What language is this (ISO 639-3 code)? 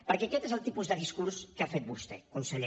cat